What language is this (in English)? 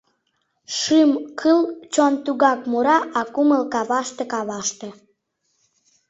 Mari